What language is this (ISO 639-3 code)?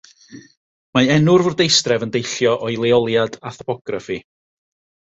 cym